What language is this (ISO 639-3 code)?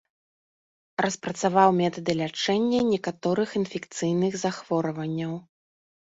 bel